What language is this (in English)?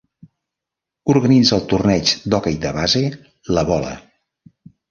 Catalan